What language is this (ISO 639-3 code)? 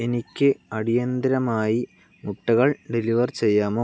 mal